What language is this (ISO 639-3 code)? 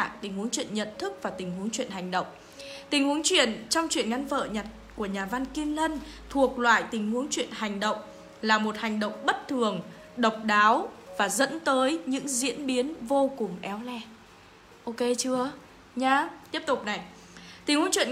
vie